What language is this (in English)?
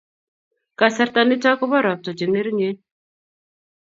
Kalenjin